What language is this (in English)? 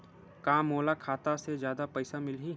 Chhattisgarhi